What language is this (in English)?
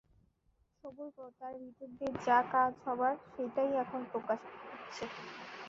Bangla